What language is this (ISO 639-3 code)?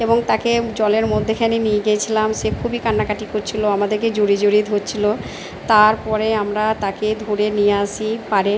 ben